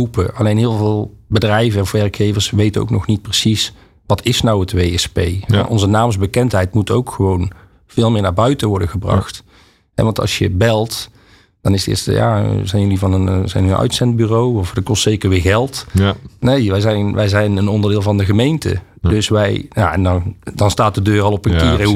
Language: Dutch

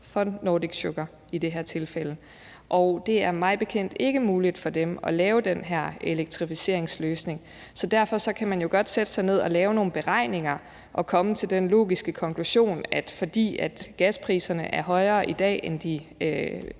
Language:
Danish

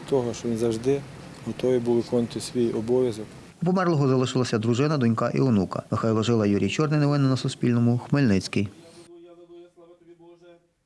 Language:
Ukrainian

